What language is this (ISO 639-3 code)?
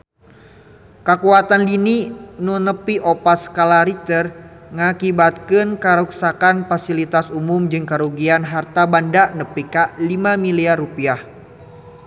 sun